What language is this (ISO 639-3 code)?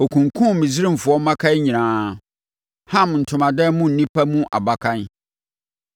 aka